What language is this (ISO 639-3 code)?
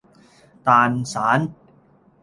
yue